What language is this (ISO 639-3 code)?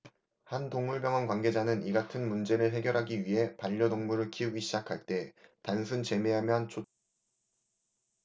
kor